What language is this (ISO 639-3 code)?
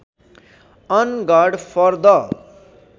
nep